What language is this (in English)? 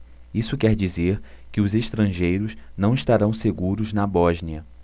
Portuguese